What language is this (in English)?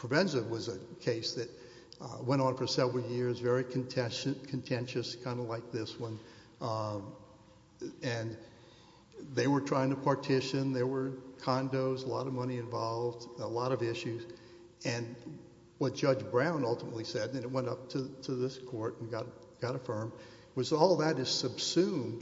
English